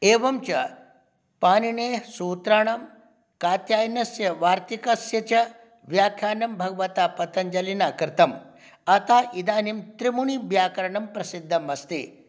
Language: Sanskrit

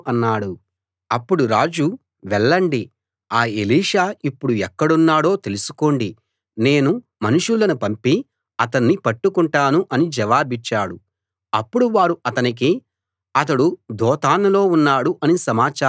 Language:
Telugu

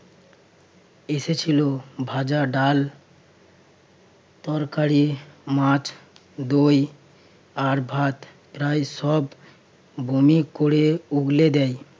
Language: Bangla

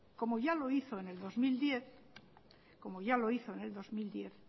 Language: Spanish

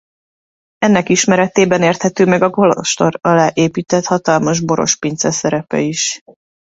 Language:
Hungarian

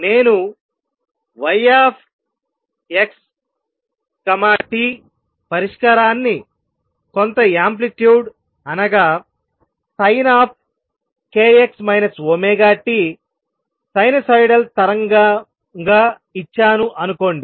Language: Telugu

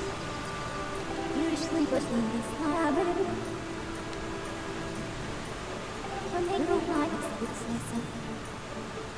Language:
Portuguese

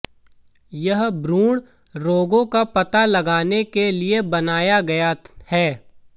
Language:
Hindi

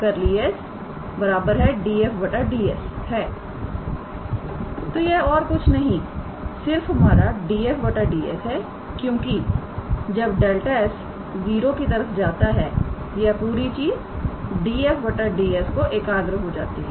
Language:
Hindi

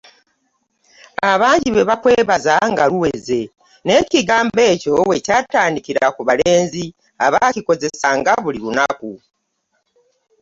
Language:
Ganda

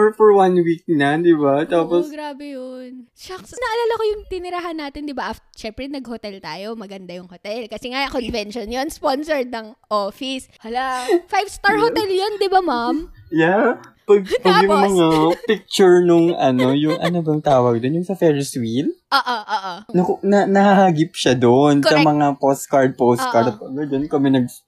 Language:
Filipino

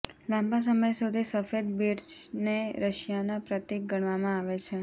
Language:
Gujarati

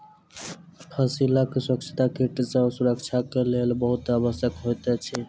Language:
Maithili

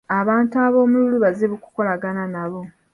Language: Ganda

